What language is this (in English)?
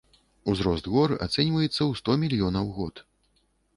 Belarusian